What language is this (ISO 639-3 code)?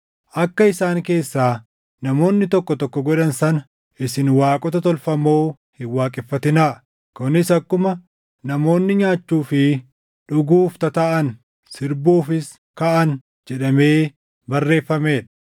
orm